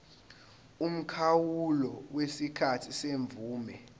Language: Zulu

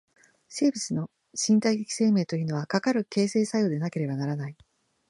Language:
Japanese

